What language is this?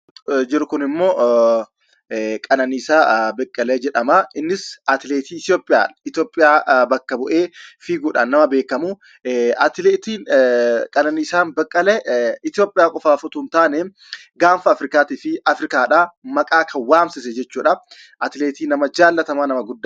Oromo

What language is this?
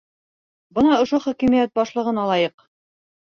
Bashkir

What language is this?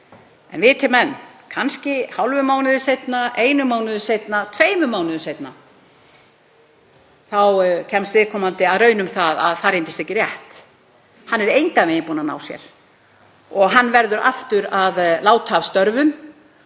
Icelandic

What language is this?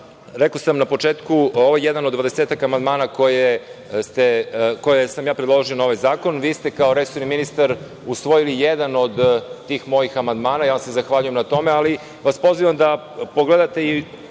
Serbian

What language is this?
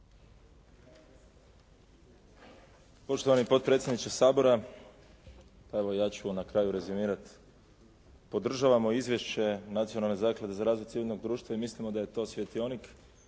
Croatian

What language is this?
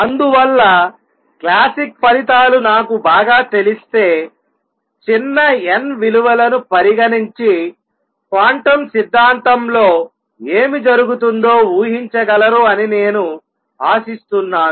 Telugu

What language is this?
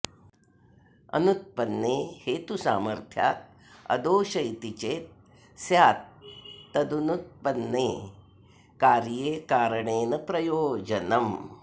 Sanskrit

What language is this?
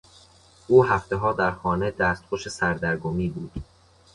Persian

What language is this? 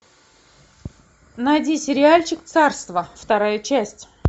Russian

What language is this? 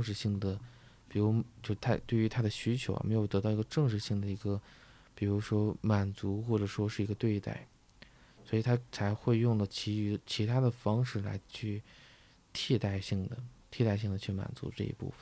Chinese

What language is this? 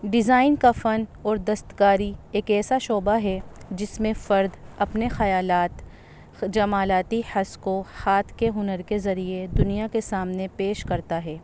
Urdu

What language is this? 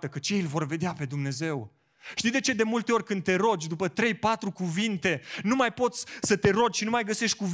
Romanian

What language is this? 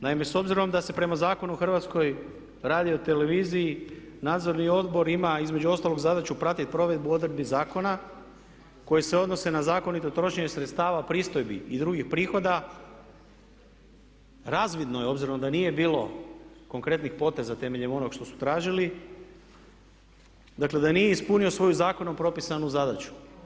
Croatian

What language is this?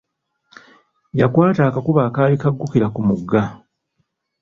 Ganda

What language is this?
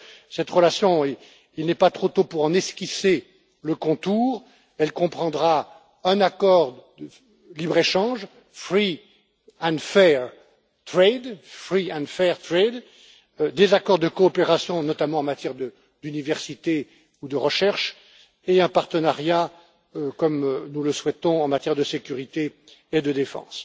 French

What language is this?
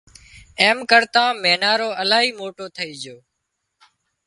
Wadiyara Koli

